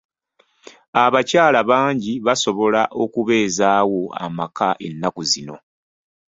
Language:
Ganda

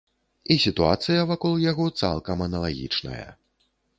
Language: Belarusian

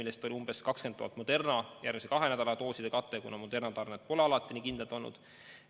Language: Estonian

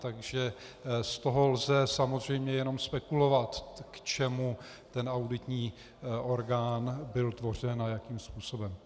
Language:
Czech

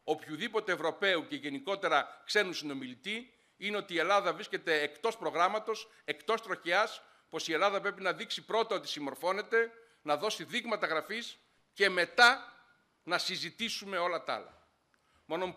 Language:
Greek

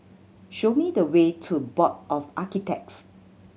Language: English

